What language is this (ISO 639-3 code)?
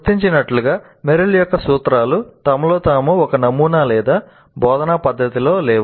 tel